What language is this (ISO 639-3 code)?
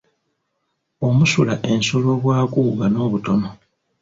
lug